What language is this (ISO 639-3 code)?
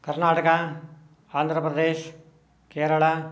san